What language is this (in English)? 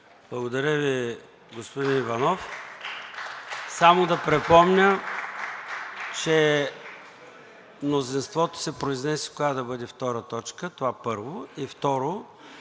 Bulgarian